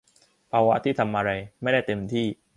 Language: Thai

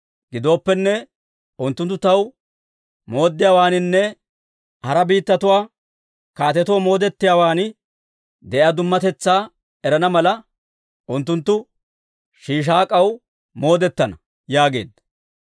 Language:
Dawro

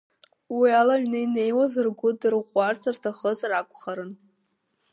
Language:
Abkhazian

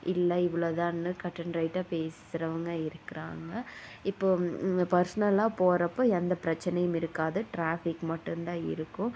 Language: Tamil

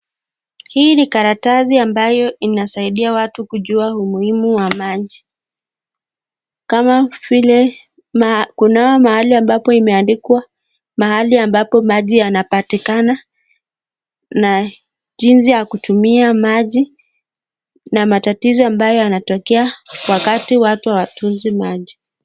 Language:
Swahili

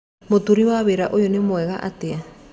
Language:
Kikuyu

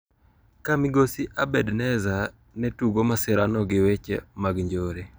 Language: Luo (Kenya and Tanzania)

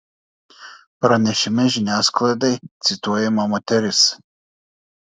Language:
Lithuanian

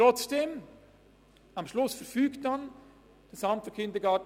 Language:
Swiss German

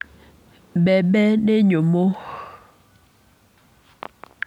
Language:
Kikuyu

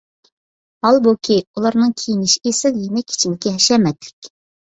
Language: Uyghur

